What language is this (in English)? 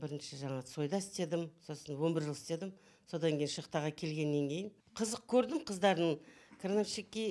Turkish